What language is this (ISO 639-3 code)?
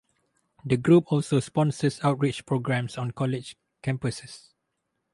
eng